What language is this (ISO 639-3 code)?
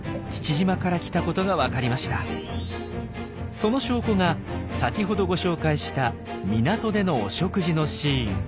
jpn